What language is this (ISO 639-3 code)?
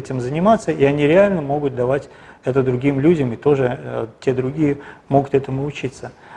rus